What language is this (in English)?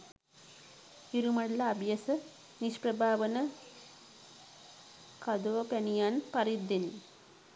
Sinhala